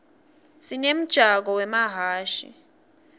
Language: Swati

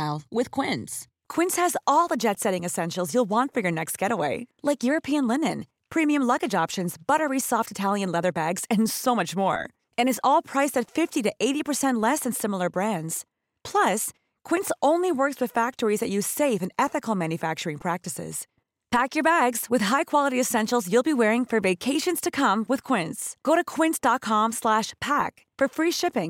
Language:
Dutch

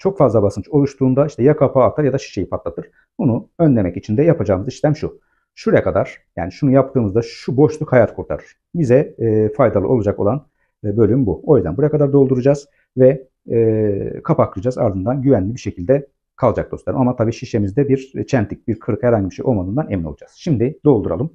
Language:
Turkish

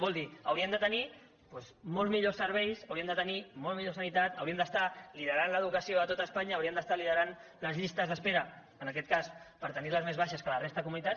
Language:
Catalan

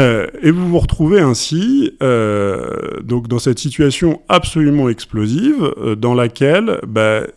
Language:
French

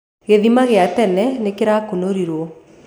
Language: Kikuyu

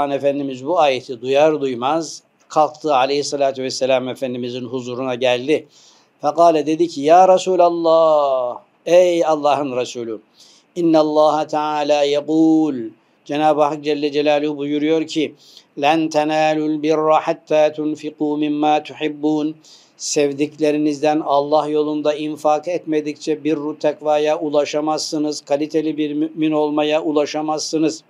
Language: Turkish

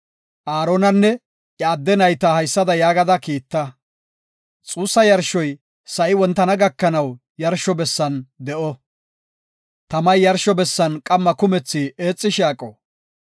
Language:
Gofa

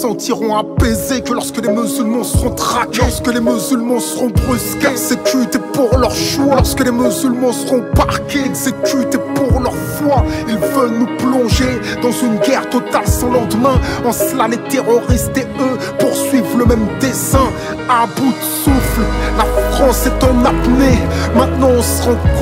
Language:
French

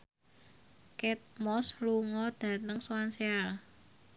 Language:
Javanese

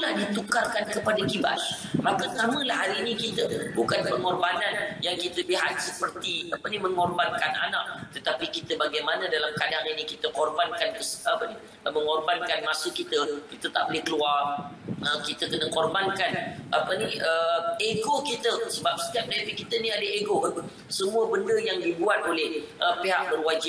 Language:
Malay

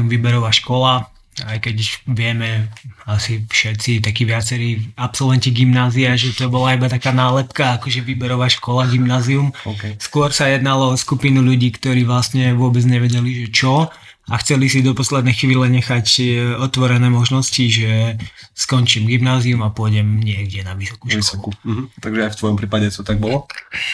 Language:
Slovak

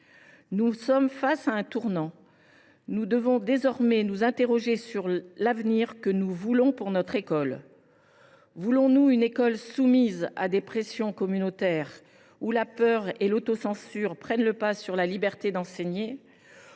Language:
French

